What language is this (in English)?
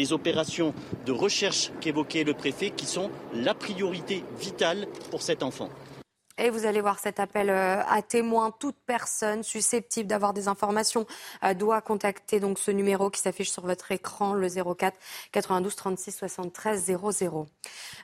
French